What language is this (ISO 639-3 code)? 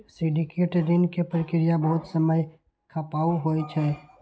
mai